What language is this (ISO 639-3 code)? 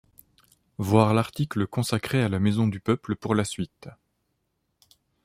fra